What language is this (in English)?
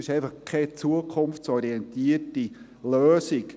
Swiss German